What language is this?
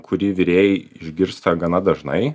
Lithuanian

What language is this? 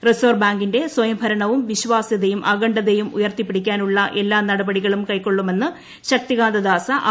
Malayalam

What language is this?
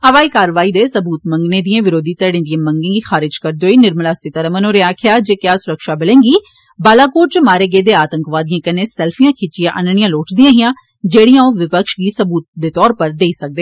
Dogri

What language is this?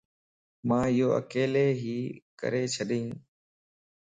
Lasi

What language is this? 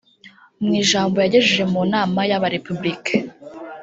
Kinyarwanda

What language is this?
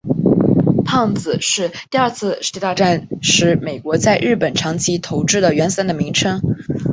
Chinese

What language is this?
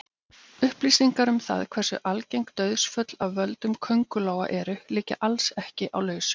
Icelandic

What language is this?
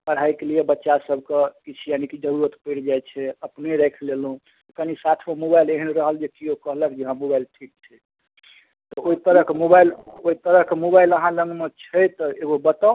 Maithili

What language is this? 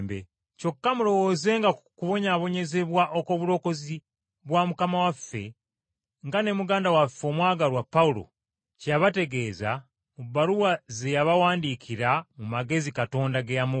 Ganda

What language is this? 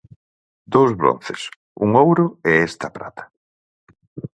Galician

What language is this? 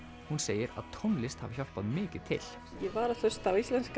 Icelandic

